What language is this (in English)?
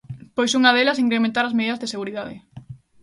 Galician